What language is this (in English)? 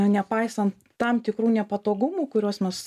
Lithuanian